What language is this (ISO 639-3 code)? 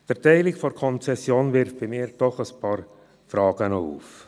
gsw